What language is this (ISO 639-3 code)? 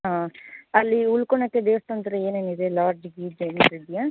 kan